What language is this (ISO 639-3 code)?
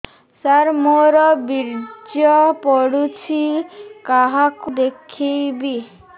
ori